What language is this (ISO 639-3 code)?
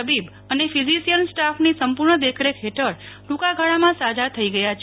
guj